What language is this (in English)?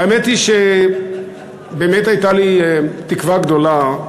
Hebrew